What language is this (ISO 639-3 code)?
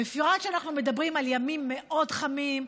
heb